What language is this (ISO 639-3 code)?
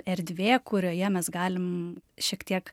lit